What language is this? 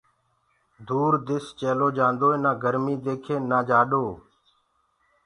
Gurgula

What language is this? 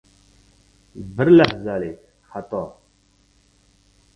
Uzbek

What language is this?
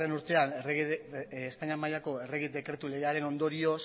Basque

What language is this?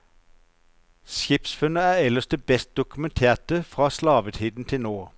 Norwegian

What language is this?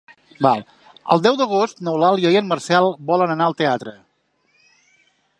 Catalan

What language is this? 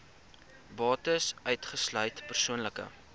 Afrikaans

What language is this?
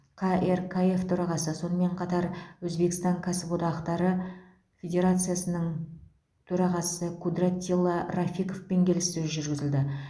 Kazakh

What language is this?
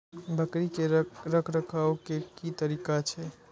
Maithili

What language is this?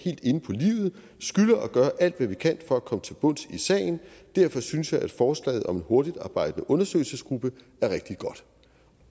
Danish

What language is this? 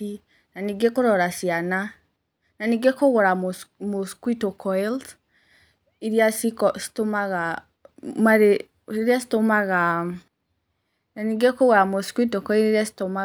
Kikuyu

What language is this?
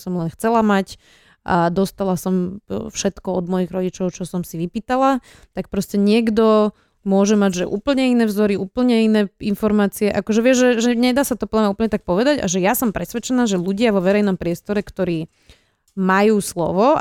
Slovak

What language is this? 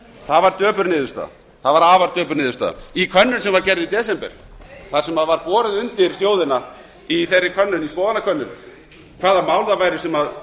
Icelandic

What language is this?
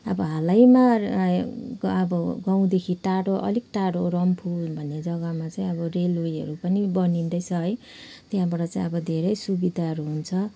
Nepali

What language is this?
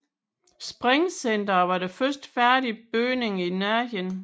Danish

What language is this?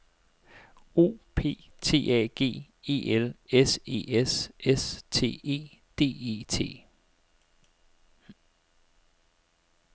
Danish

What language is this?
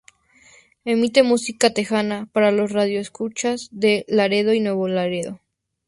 Spanish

